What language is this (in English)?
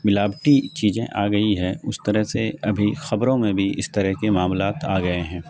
Urdu